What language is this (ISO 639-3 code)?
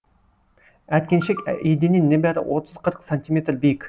kaz